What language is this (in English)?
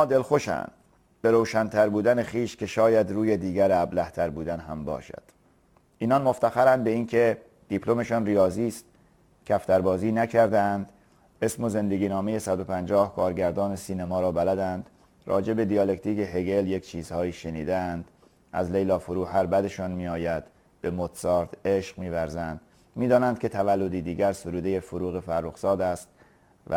Persian